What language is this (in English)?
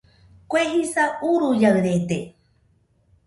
Nüpode Huitoto